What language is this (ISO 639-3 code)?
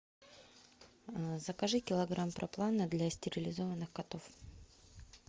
rus